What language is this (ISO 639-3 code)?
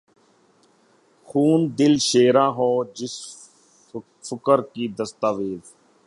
urd